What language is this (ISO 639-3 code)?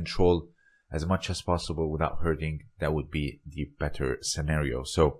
eng